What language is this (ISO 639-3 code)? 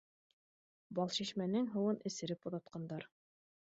bak